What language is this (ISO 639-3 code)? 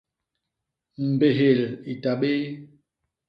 bas